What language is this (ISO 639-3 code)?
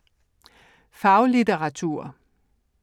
dan